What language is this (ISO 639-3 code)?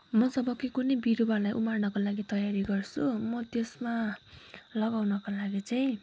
nep